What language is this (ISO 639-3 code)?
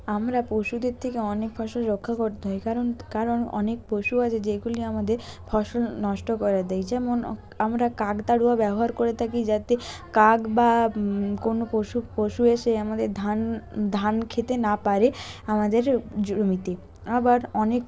ben